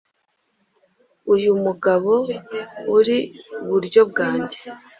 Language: Kinyarwanda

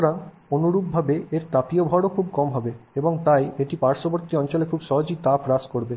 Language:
Bangla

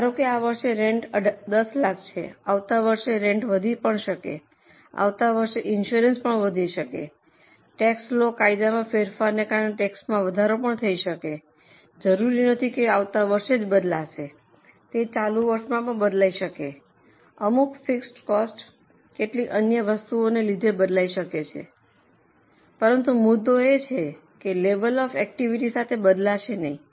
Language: Gujarati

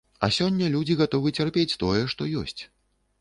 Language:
Belarusian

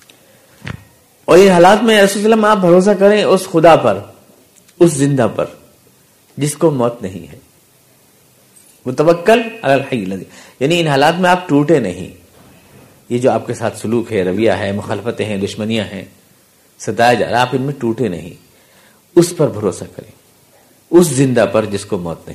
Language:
Urdu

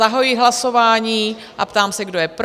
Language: Czech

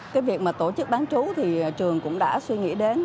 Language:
Vietnamese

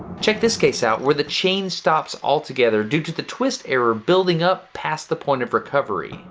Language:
English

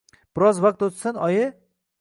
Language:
Uzbek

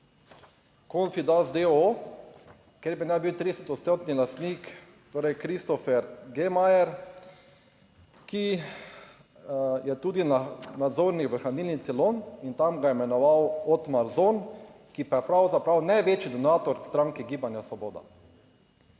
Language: Slovenian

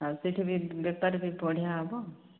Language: Odia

